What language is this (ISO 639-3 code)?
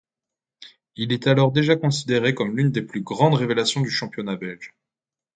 fra